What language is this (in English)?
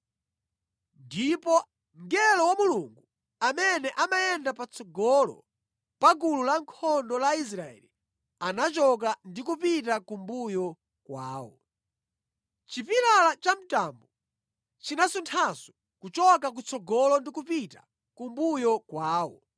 Nyanja